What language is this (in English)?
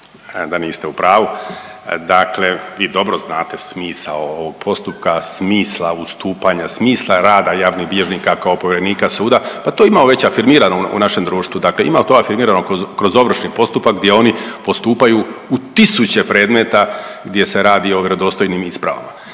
Croatian